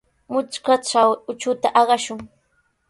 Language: Sihuas Ancash Quechua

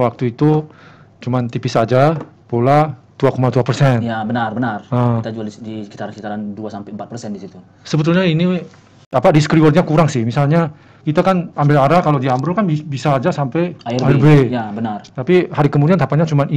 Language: Indonesian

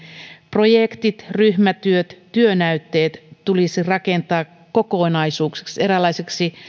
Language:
Finnish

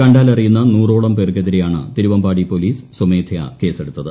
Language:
Malayalam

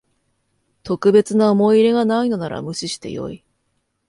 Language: Japanese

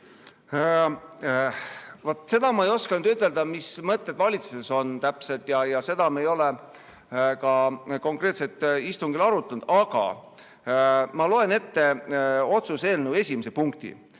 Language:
Estonian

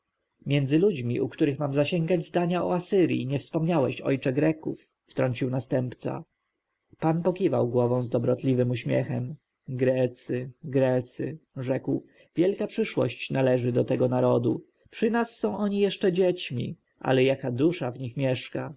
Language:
Polish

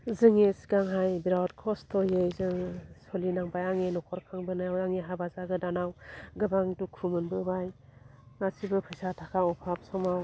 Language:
Bodo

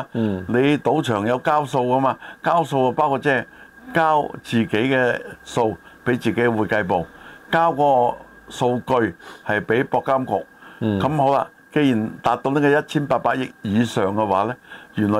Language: Chinese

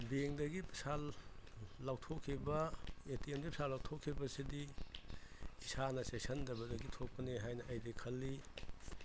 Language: Manipuri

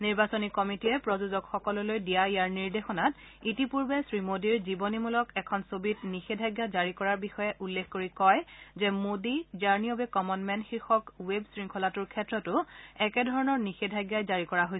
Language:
Assamese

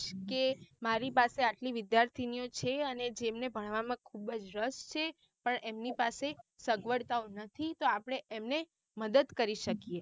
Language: Gujarati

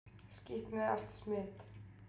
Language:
Icelandic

